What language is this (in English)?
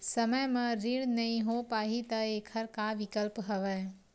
Chhattisgarhi